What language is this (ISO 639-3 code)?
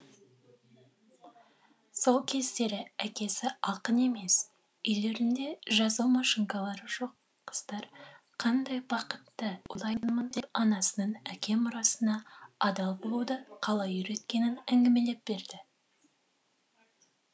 kaz